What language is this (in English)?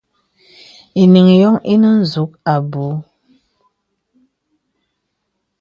Bebele